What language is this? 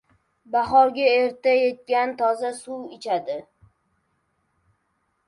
Uzbek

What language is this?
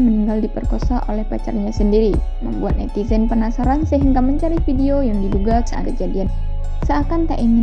Indonesian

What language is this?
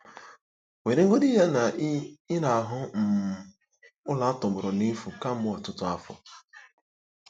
Igbo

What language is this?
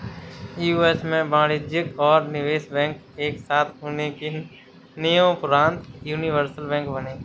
Hindi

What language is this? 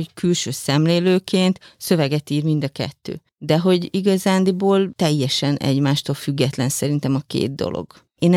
Hungarian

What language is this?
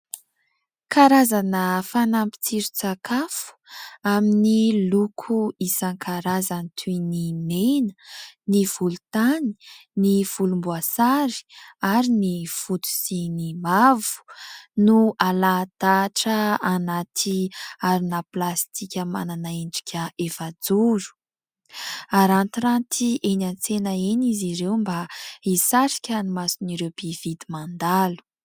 Malagasy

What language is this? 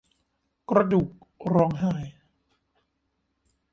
Thai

